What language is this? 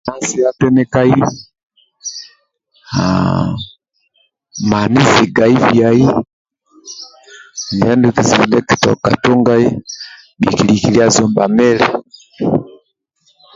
Amba (Uganda)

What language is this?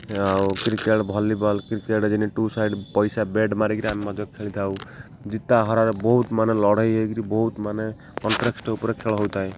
Odia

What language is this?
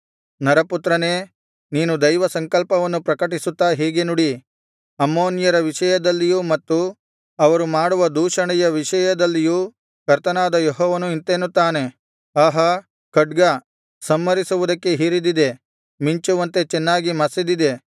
Kannada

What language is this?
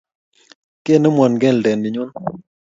Kalenjin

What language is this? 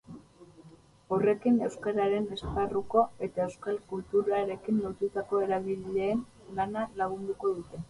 Basque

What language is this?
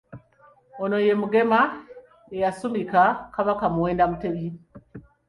Ganda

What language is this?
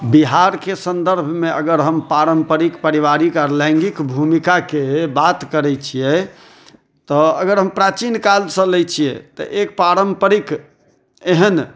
Maithili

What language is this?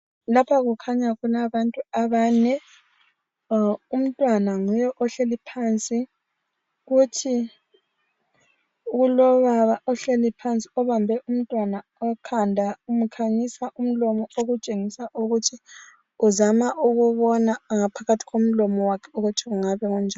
North Ndebele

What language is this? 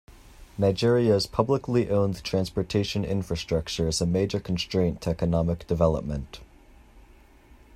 English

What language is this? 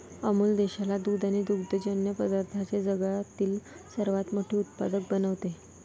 Marathi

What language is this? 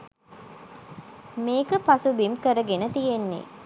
Sinhala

